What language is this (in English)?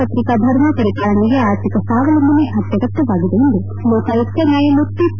Kannada